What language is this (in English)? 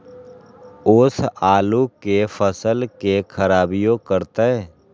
Magahi